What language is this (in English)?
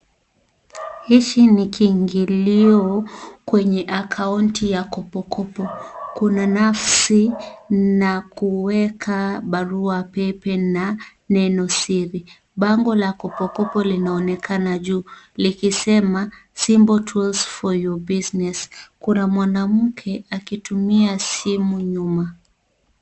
Swahili